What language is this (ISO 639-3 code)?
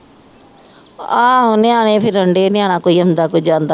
pan